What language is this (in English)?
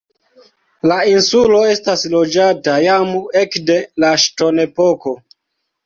Esperanto